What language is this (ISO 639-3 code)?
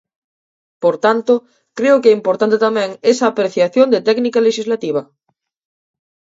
glg